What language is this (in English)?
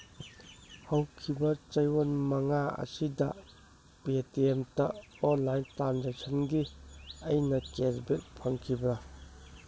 Manipuri